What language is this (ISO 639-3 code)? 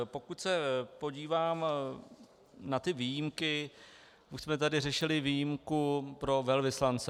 ces